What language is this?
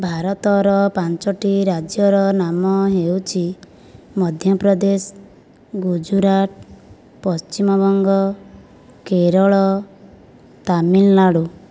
Odia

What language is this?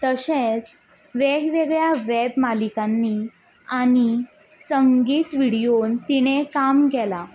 Konkani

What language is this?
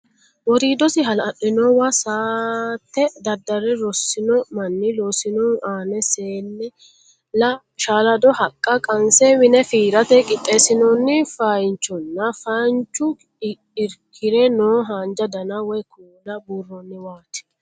Sidamo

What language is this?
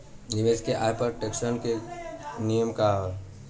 Bhojpuri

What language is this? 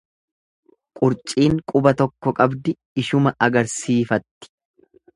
Oromo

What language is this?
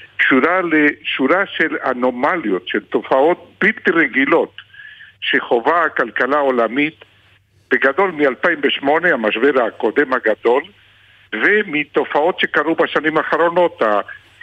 Hebrew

